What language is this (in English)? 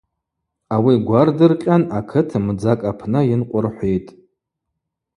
Abaza